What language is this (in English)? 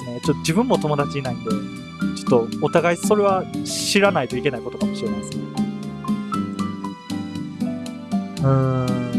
Japanese